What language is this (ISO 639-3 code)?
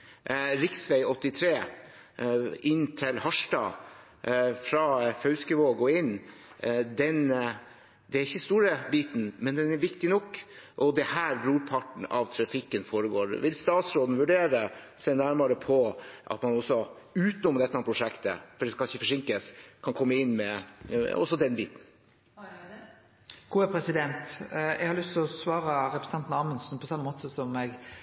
nor